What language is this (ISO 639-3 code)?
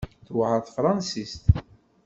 kab